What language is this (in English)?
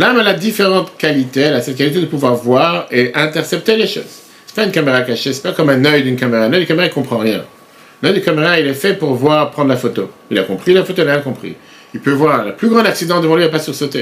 French